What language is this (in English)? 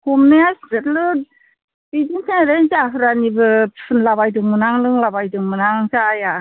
Bodo